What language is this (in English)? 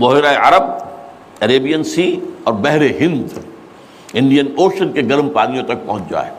Urdu